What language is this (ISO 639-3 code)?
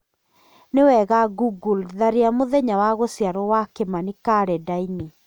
kik